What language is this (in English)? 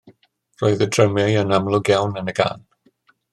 Welsh